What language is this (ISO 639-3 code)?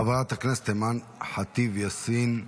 heb